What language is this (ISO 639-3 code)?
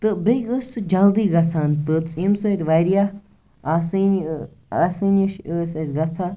kas